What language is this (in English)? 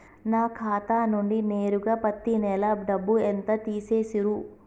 Telugu